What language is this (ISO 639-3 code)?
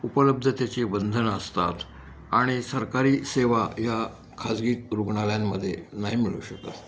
mar